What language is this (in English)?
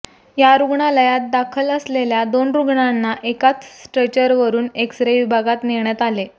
Marathi